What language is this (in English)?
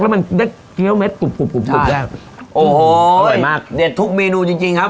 Thai